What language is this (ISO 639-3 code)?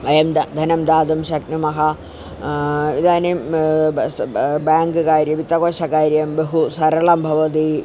san